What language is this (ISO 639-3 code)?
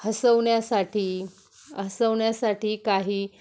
mar